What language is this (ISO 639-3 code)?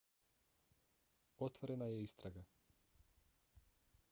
bos